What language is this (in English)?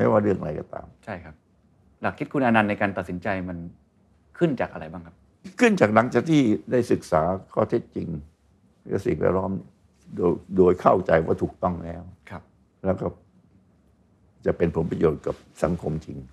Thai